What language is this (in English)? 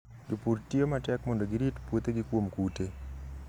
Luo (Kenya and Tanzania)